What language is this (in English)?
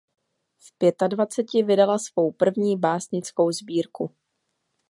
Czech